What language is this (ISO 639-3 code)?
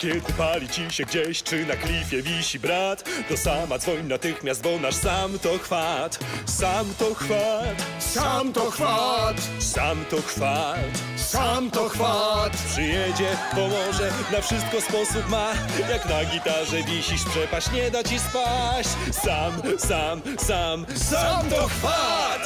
pol